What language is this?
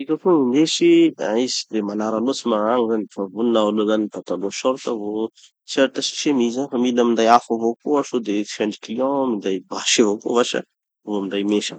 Tanosy Malagasy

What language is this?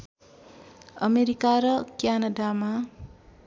Nepali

